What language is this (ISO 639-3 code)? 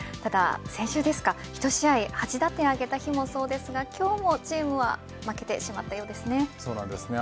jpn